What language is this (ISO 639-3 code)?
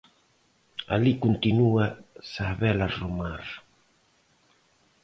glg